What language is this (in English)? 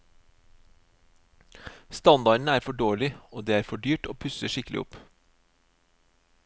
Norwegian